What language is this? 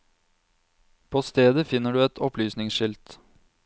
Norwegian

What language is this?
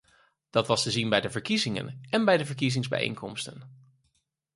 Dutch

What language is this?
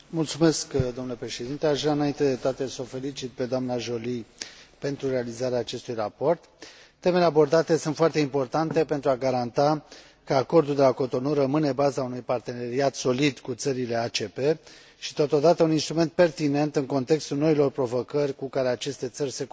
Romanian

